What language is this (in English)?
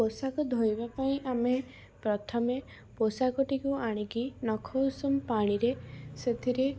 Odia